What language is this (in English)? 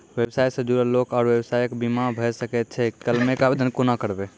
Maithili